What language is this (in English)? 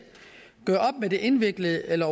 Danish